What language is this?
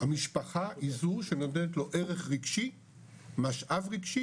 Hebrew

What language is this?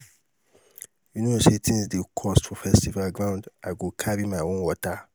Nigerian Pidgin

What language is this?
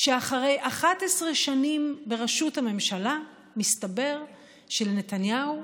Hebrew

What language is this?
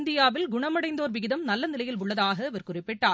Tamil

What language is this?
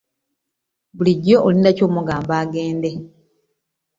Ganda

